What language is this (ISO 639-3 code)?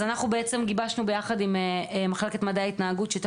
heb